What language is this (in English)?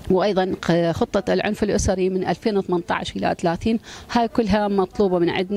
Arabic